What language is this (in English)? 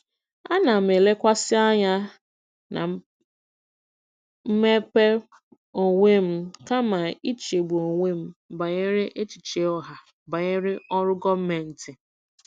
Igbo